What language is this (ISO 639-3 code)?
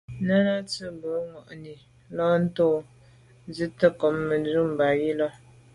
byv